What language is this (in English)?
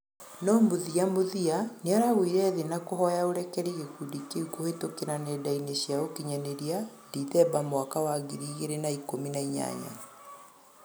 Kikuyu